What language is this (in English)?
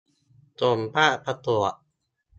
Thai